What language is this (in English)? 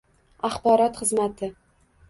Uzbek